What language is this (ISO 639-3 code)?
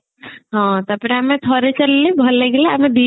ori